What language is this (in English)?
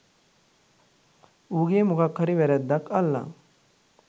Sinhala